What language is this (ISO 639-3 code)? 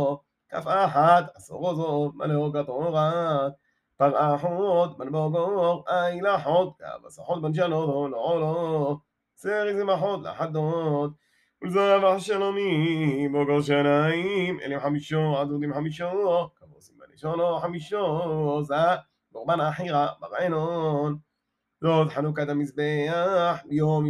heb